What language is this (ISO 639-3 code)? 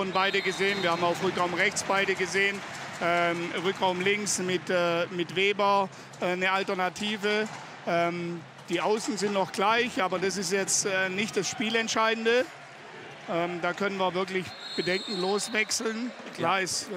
deu